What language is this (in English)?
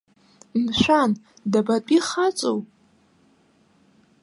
Abkhazian